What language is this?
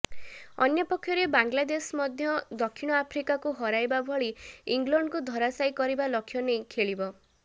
Odia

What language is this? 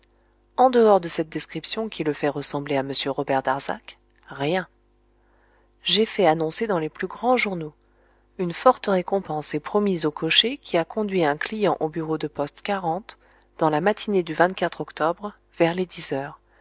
French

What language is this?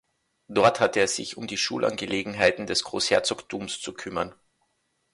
German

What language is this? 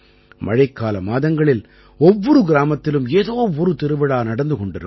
Tamil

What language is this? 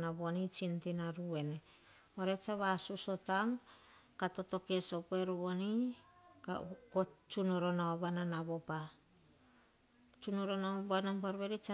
Hahon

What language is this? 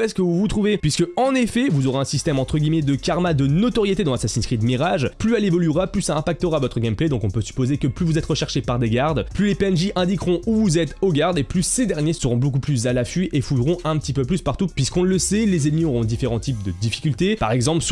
French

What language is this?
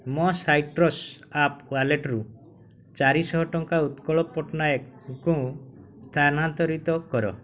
Odia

